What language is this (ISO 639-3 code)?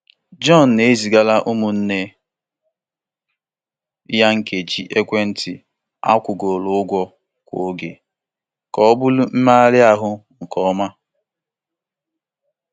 ibo